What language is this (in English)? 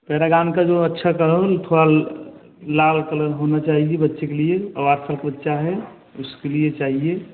Hindi